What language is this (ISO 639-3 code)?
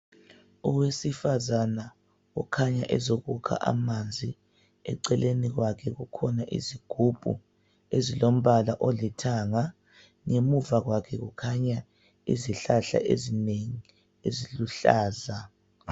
nde